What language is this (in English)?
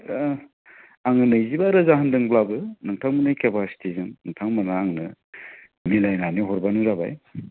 Bodo